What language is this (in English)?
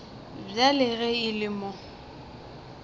Northern Sotho